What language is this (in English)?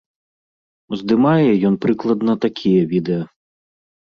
Belarusian